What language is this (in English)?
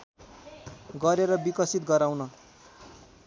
Nepali